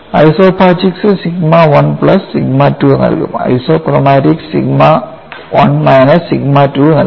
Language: Malayalam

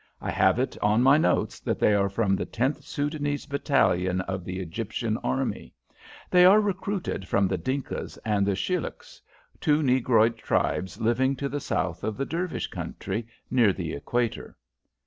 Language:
English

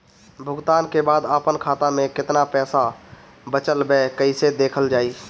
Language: Bhojpuri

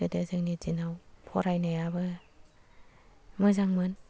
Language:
Bodo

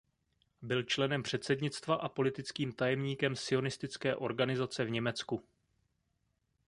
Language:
Czech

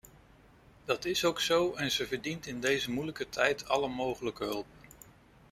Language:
Dutch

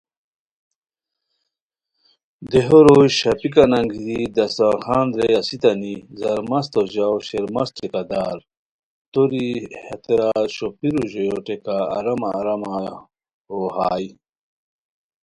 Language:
Khowar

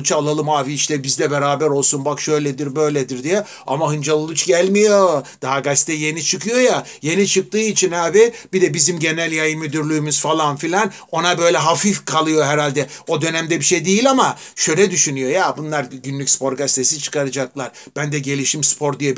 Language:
Turkish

